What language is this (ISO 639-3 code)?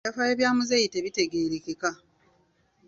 lug